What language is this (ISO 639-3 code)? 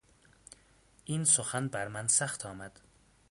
fas